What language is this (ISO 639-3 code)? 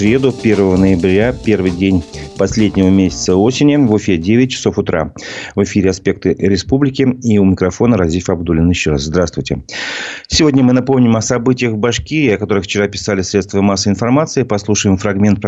rus